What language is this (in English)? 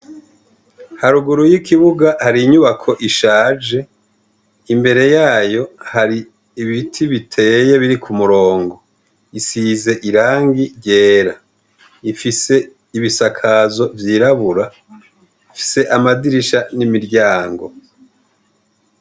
Rundi